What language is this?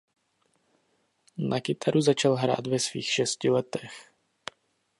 Czech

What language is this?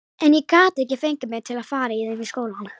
Icelandic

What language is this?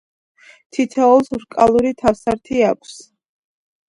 Georgian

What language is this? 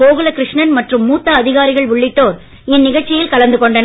Tamil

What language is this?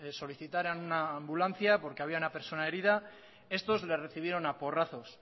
Spanish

